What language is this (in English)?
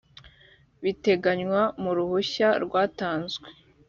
Kinyarwanda